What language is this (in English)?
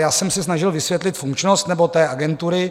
Czech